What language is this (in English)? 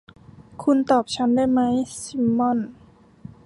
Thai